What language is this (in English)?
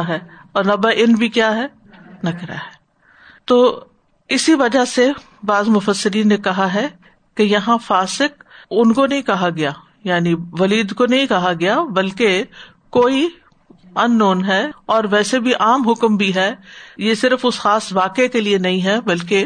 Urdu